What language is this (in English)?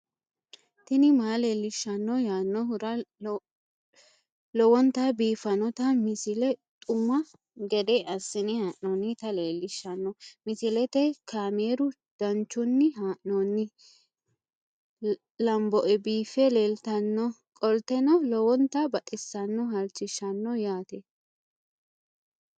Sidamo